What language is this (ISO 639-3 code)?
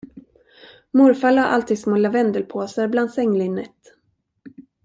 swe